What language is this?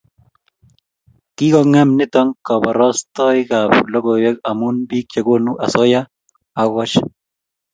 Kalenjin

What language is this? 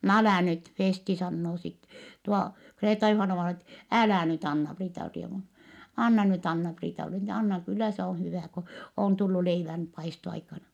Finnish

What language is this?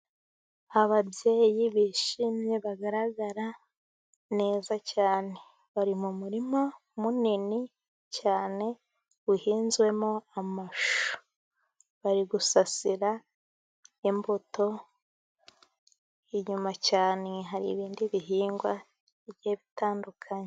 Kinyarwanda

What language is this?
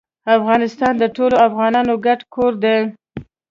Pashto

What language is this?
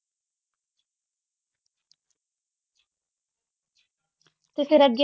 Punjabi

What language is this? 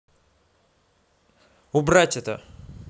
Russian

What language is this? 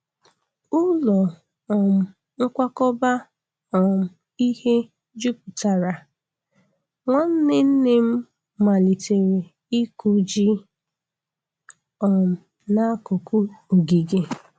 Igbo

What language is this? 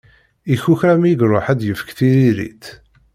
Kabyle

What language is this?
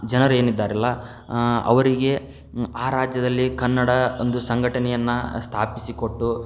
Kannada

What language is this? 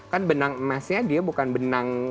Indonesian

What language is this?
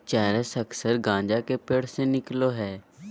Magahi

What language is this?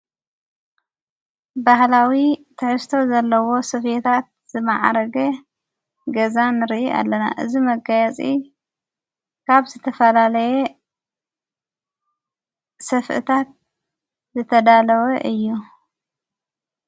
Tigrinya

